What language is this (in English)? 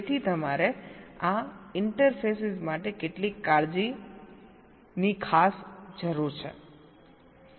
Gujarati